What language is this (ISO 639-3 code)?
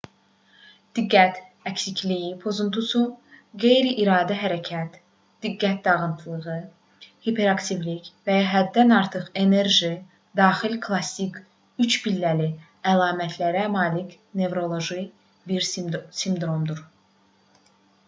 aze